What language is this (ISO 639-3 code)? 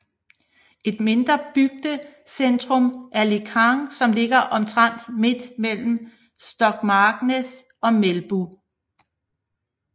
dan